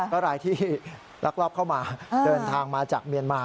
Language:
Thai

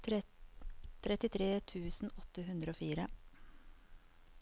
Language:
Norwegian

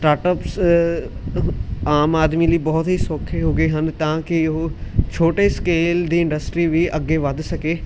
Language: Punjabi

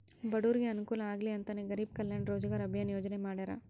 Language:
Kannada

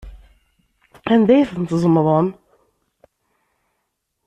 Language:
Kabyle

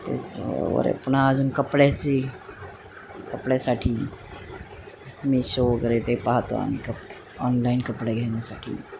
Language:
Marathi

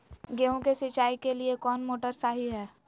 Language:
Magahi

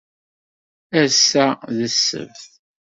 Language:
Kabyle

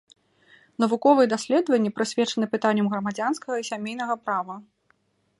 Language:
Belarusian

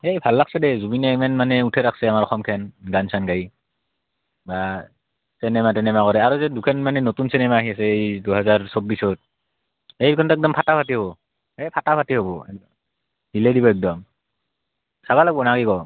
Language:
Assamese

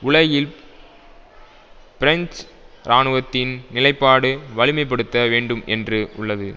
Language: Tamil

